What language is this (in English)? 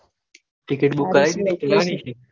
Gujarati